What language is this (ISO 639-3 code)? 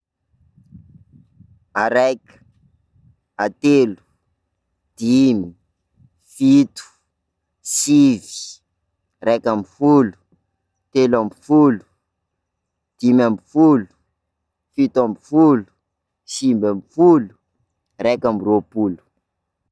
skg